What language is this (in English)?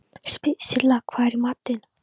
Icelandic